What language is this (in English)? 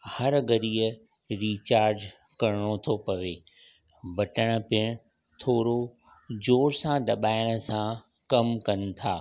Sindhi